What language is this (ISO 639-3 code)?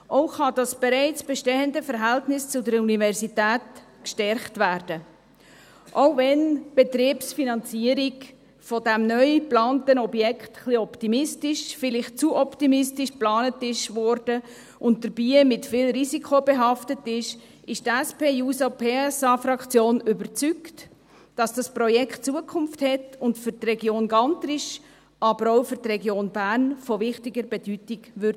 gsw